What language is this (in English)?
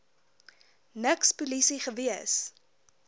Afrikaans